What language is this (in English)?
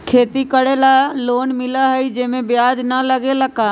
Magahi